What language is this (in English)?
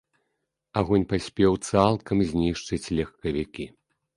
Belarusian